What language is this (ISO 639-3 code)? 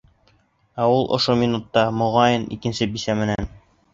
bak